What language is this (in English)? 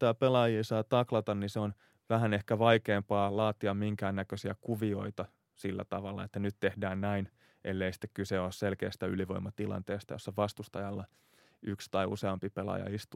Finnish